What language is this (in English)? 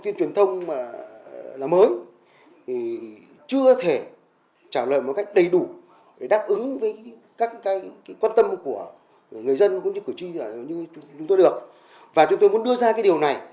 Vietnamese